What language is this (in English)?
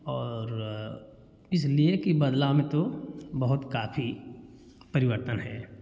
Hindi